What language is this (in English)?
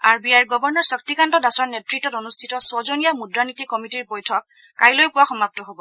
Assamese